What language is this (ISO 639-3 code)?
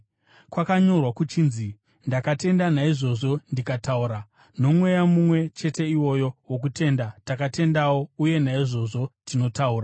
sna